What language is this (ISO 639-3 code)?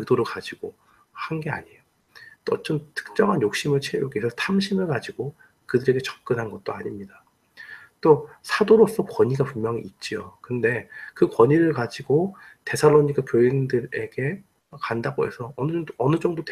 kor